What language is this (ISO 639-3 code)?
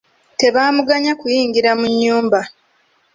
lug